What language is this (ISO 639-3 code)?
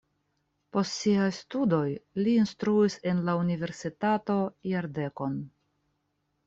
epo